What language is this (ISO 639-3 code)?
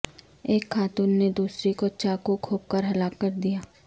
urd